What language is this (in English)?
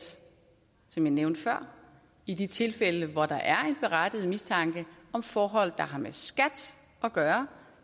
Danish